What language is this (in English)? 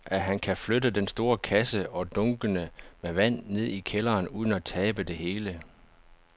Danish